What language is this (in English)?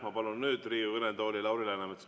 Estonian